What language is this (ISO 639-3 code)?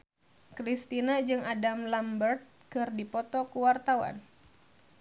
sun